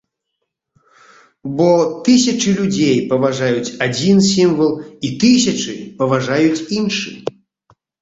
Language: Belarusian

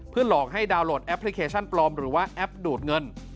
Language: Thai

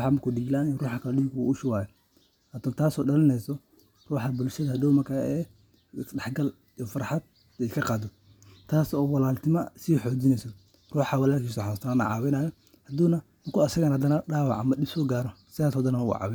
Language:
Somali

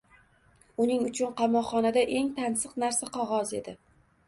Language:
Uzbek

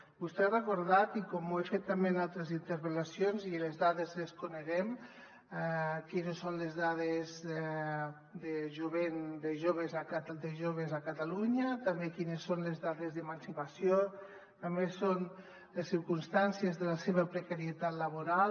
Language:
Catalan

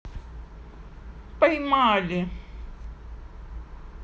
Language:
Russian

